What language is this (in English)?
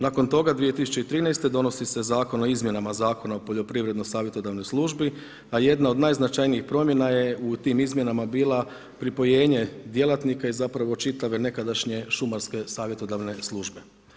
Croatian